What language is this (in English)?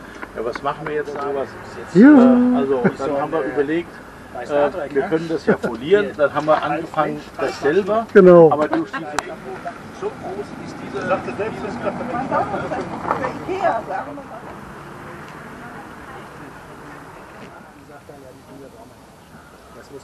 German